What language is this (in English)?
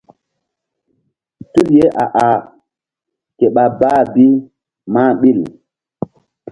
Mbum